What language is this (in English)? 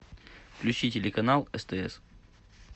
Russian